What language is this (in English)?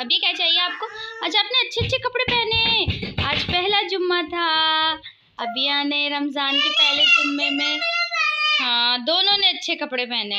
Hindi